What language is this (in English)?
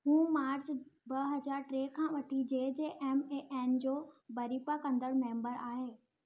Sindhi